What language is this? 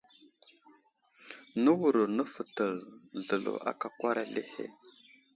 Wuzlam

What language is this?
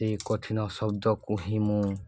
Odia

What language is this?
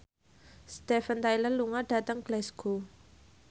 Javanese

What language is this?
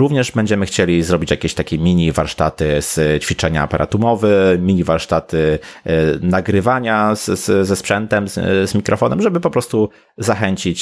Polish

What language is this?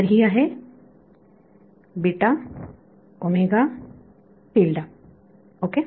Marathi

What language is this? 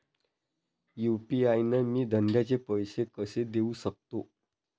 Marathi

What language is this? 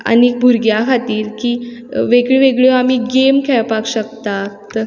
Konkani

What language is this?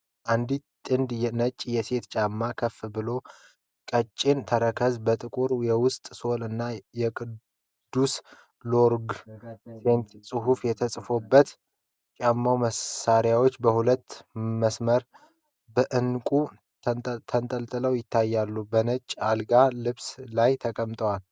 Amharic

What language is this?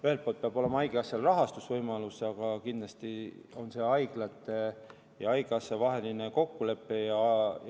Estonian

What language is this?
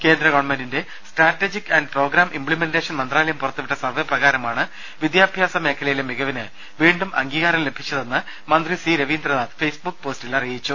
Malayalam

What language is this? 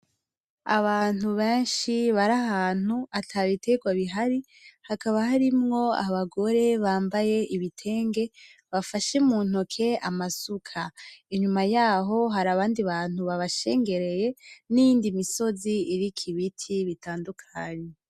Rundi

